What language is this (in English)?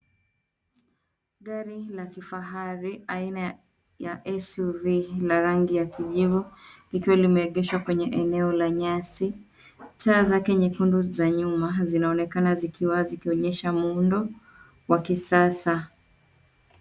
Swahili